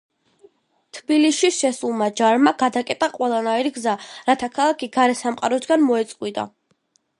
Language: Georgian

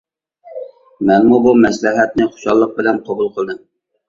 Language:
Uyghur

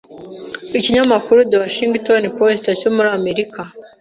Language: Kinyarwanda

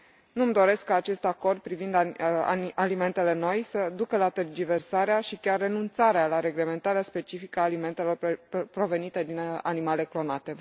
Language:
Romanian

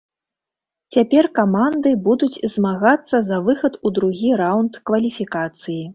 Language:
Belarusian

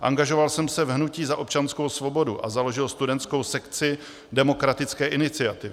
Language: Czech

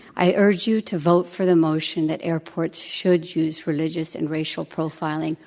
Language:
English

